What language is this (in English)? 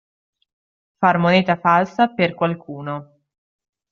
Italian